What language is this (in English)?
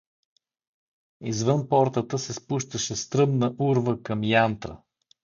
Bulgarian